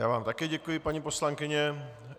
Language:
Czech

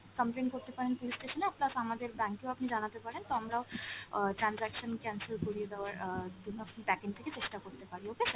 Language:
Bangla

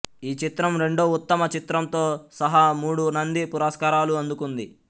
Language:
Telugu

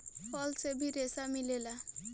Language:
Bhojpuri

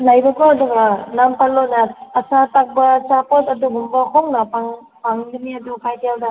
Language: Manipuri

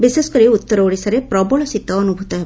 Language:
Odia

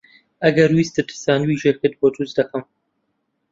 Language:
Central Kurdish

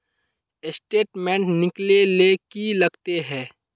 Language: Magahi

